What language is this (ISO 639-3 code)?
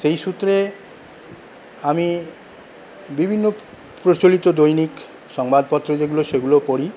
ben